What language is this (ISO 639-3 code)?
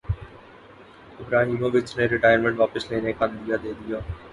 urd